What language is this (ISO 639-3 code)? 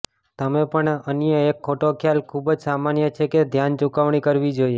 guj